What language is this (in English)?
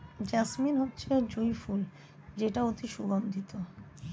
Bangla